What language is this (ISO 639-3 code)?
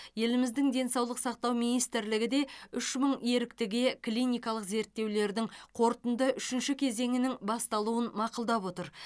kaz